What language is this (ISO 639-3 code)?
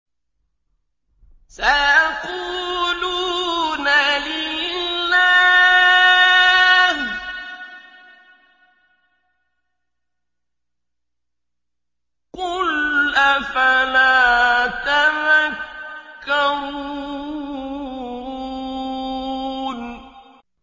ara